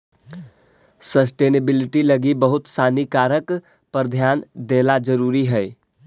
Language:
Magahi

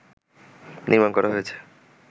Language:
Bangla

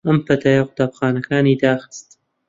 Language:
Central Kurdish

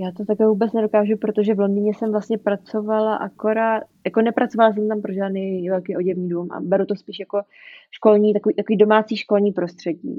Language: Czech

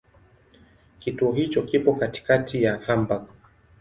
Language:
Swahili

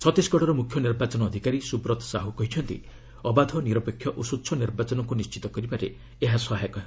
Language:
Odia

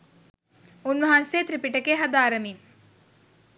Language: Sinhala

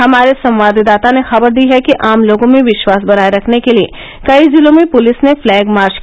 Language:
Hindi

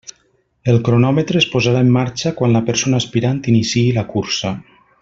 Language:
Catalan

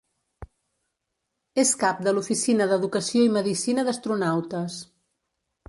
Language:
Catalan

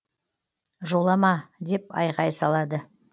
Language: Kazakh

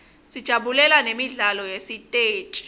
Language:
Swati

